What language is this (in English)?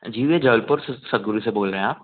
Hindi